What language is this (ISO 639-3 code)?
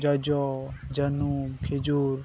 sat